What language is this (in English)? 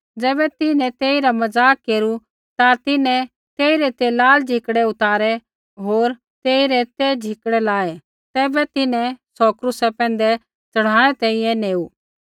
Kullu Pahari